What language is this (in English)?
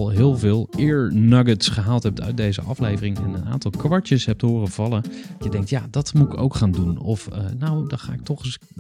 Dutch